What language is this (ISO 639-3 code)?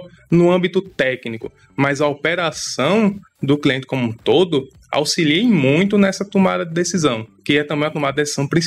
por